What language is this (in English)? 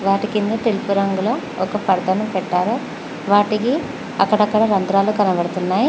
Telugu